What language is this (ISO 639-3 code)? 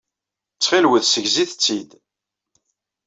kab